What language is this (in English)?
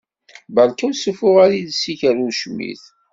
Kabyle